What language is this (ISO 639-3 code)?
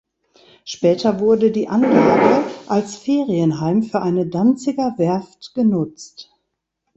deu